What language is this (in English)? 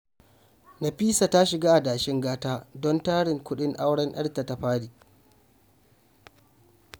Hausa